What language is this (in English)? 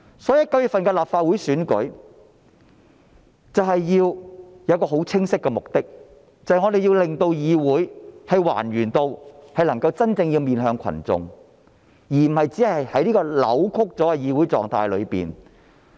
Cantonese